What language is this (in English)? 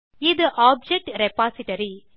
Tamil